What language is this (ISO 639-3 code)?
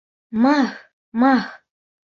bak